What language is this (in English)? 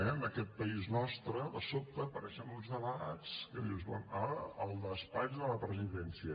Catalan